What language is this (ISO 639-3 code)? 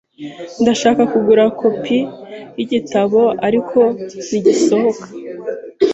kin